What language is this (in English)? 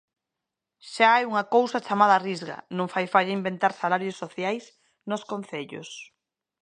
Galician